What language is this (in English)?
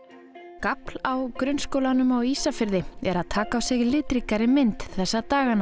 Icelandic